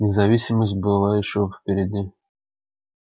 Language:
Russian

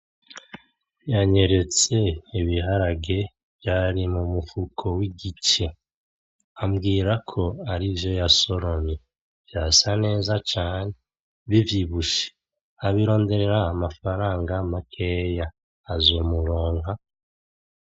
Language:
Rundi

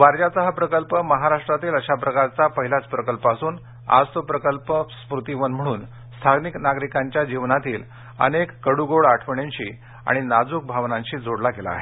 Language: Marathi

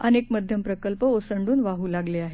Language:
Marathi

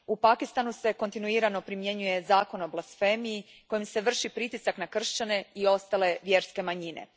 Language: Croatian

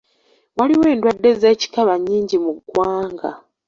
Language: Ganda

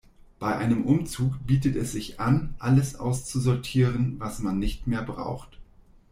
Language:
German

